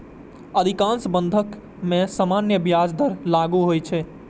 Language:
Maithili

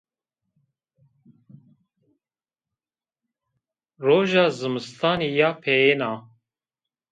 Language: Zaza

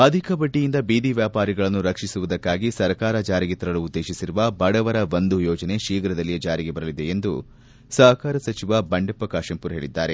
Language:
Kannada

